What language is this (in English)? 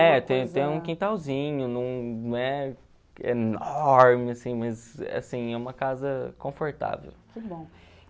Portuguese